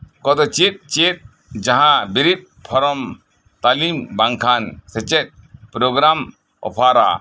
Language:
Santali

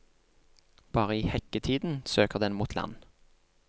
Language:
Norwegian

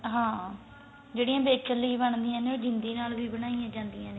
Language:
Punjabi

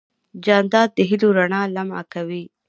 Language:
Pashto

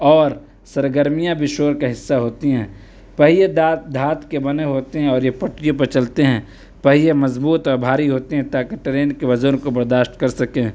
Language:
Urdu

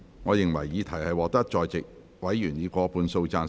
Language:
Cantonese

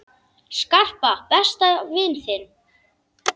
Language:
Icelandic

